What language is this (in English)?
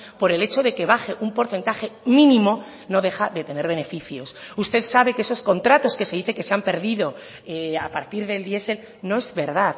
Spanish